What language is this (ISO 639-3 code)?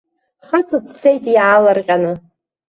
abk